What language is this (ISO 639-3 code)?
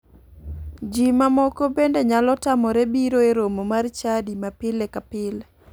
luo